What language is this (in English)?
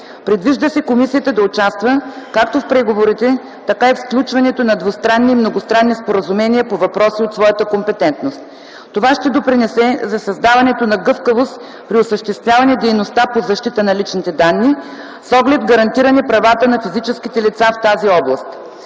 Bulgarian